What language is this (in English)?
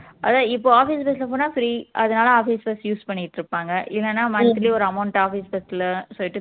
Tamil